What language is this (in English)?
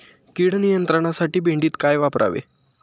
Marathi